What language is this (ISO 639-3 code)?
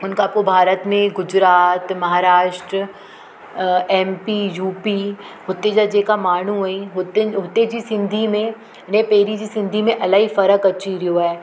snd